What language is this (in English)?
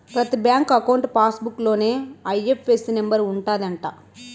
Telugu